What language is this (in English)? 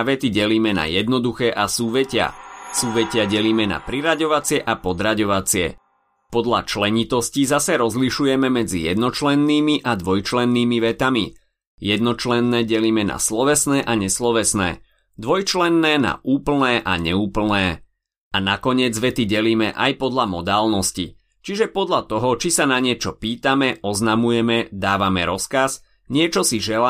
Slovak